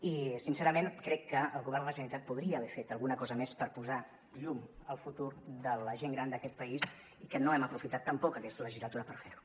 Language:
Catalan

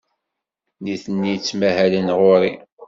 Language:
Kabyle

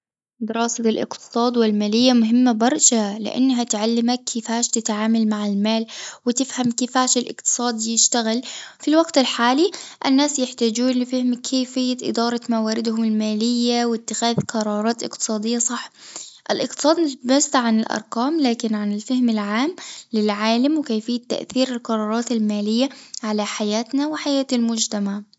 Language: Tunisian Arabic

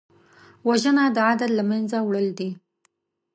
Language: Pashto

